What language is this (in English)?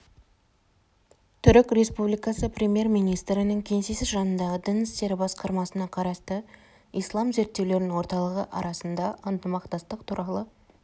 Kazakh